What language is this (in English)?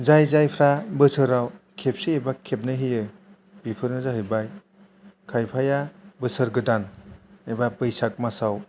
Bodo